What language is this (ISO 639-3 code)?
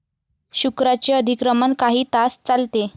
mar